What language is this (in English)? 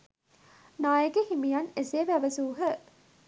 Sinhala